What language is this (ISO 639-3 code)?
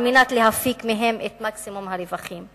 heb